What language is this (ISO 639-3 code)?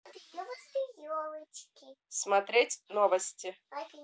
rus